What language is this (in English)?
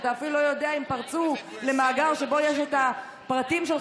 Hebrew